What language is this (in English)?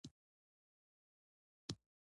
Pashto